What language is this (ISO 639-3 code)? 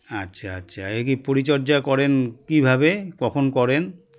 ben